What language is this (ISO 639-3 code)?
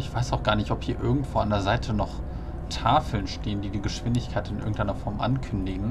deu